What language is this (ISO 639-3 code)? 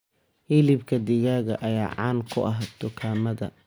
som